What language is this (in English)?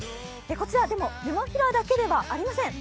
Japanese